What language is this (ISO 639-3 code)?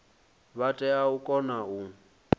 ven